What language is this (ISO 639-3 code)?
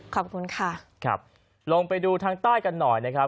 tha